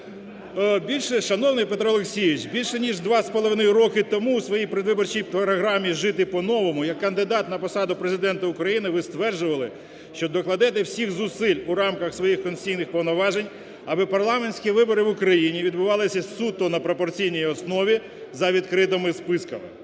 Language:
Ukrainian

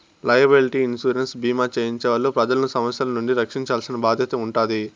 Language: Telugu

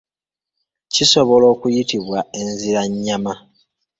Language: Ganda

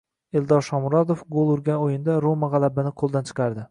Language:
Uzbek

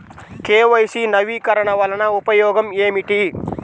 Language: Telugu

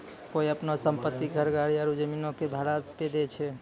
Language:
Maithili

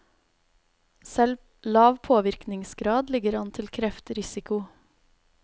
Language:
Norwegian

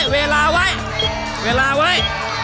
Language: Thai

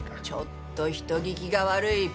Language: Japanese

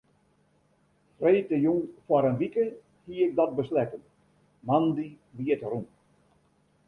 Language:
Western Frisian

